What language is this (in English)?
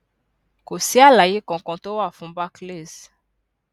Yoruba